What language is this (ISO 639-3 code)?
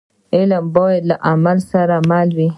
pus